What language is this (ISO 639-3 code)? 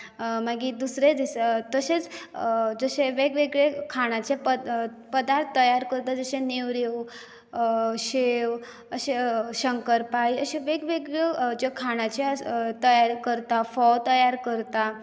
kok